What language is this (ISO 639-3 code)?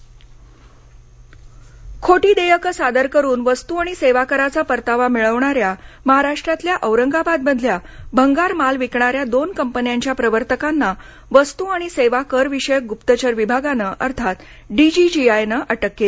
mar